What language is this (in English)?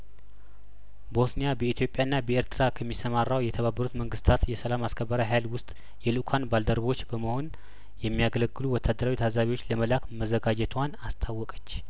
Amharic